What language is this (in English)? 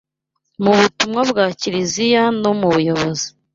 Kinyarwanda